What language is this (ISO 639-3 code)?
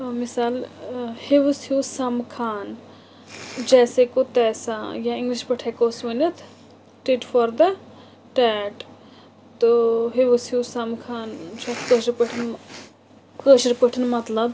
kas